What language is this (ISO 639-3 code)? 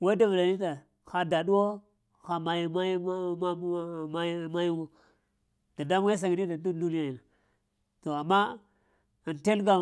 hia